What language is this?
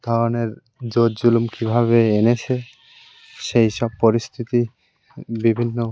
Bangla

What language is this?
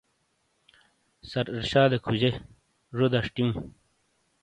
Shina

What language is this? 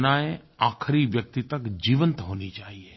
Hindi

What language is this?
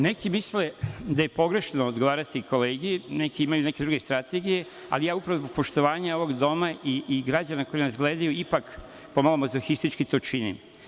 Serbian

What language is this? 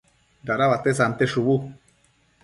Matsés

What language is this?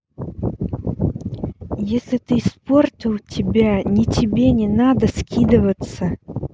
Russian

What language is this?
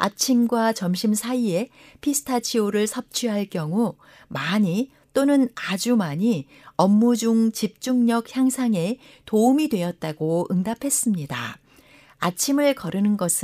Korean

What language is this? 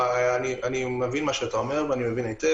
Hebrew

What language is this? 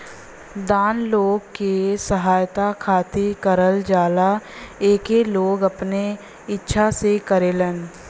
Bhojpuri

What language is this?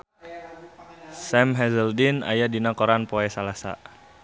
Sundanese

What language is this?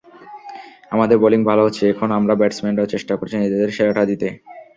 Bangla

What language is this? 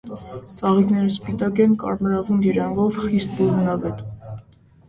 Armenian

